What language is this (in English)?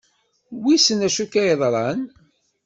Kabyle